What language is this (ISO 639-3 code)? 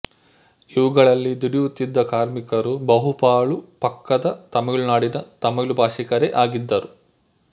kan